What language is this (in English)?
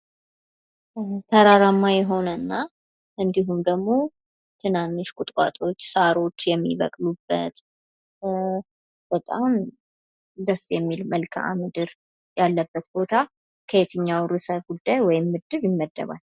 Amharic